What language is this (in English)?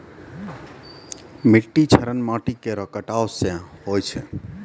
Maithili